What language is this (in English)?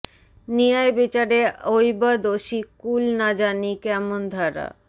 Bangla